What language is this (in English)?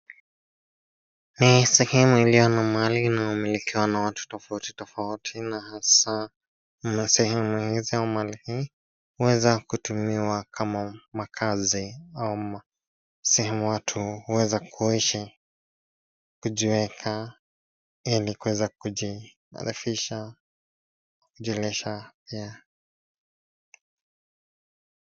Swahili